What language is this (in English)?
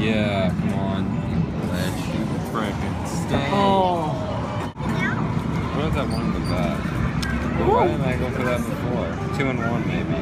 English